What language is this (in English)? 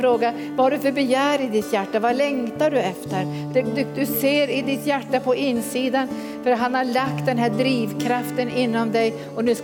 Swedish